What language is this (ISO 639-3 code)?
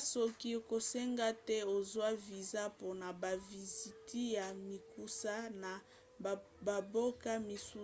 lin